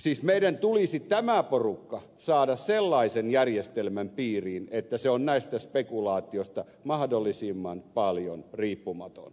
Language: Finnish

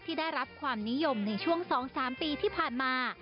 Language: Thai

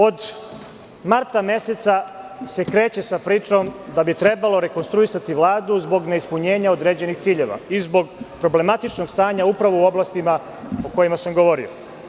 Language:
Serbian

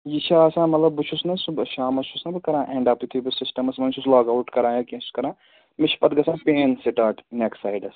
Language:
Kashmiri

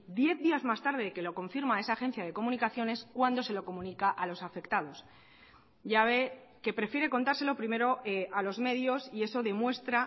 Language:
Spanish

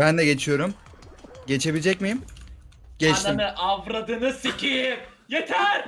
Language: Turkish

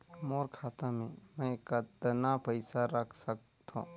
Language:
Chhattisgarhi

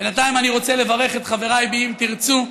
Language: Hebrew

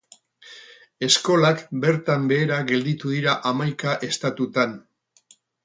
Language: Basque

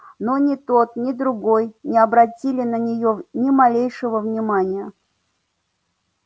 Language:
Russian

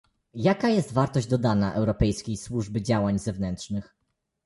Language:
Polish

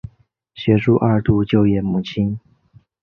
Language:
Chinese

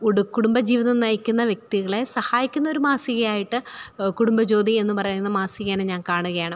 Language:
Malayalam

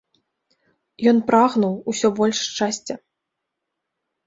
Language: Belarusian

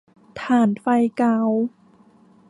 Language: Thai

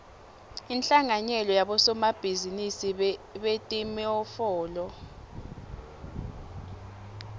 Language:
Swati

